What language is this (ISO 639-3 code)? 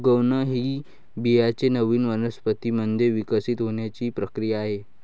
mar